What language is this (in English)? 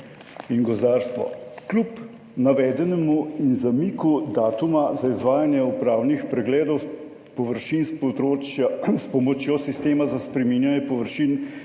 Slovenian